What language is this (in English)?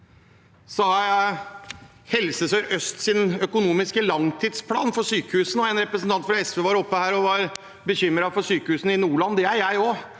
Norwegian